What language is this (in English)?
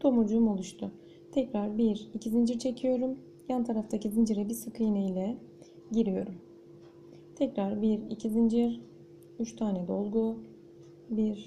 Turkish